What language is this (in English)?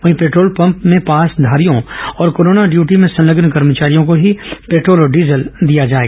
Hindi